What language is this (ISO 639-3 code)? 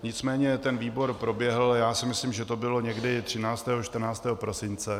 ces